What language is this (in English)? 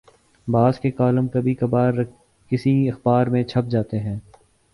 Urdu